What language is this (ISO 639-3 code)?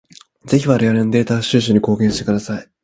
jpn